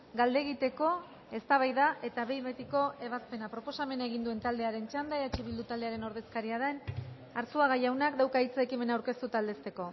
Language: Basque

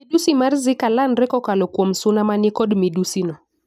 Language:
Luo (Kenya and Tanzania)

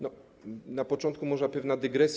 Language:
Polish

